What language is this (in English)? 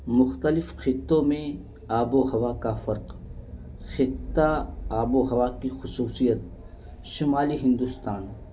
Urdu